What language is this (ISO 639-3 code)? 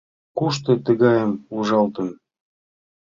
chm